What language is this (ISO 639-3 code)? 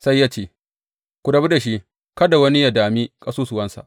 hau